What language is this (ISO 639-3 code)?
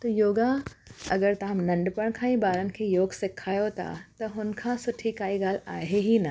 snd